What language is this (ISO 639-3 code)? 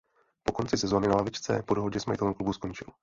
ces